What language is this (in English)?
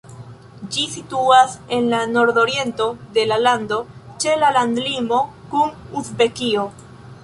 Esperanto